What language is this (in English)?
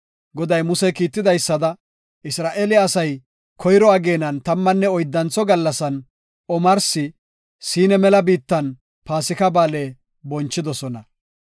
Gofa